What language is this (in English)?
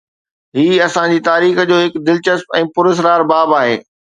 Sindhi